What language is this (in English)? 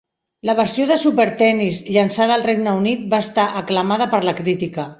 Catalan